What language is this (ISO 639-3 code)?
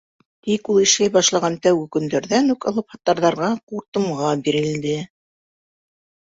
bak